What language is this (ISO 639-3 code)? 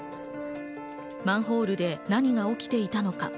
jpn